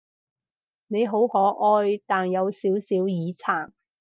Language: Cantonese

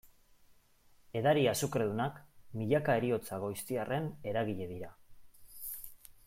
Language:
Basque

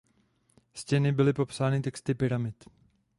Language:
Czech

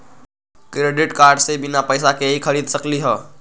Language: Magahi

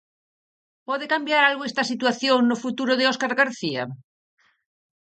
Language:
Galician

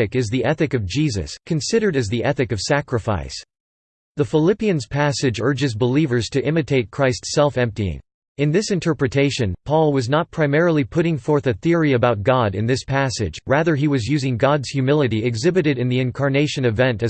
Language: English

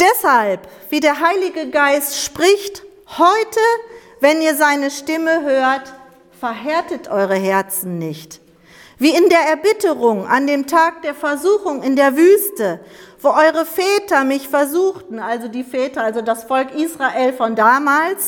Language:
German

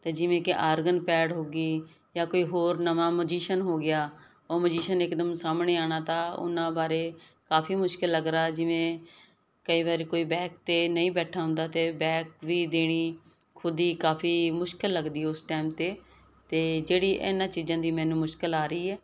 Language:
Punjabi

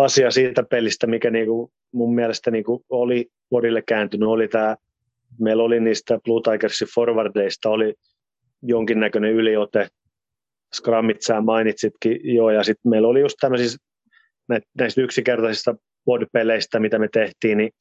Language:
Finnish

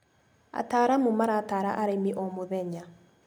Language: Kikuyu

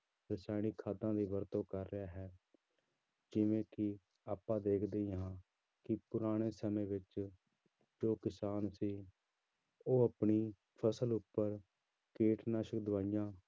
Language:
Punjabi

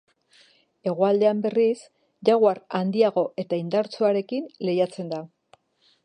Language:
Basque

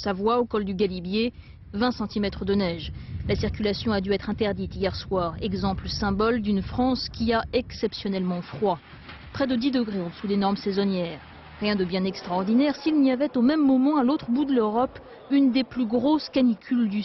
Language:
French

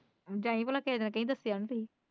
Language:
Punjabi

